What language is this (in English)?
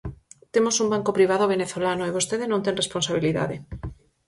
Galician